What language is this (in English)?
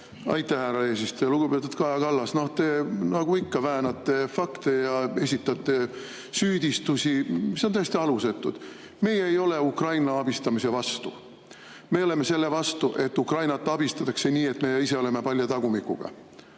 Estonian